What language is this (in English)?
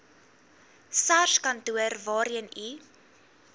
Afrikaans